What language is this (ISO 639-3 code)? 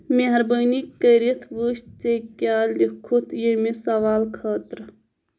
kas